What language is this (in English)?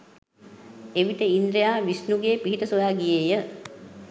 Sinhala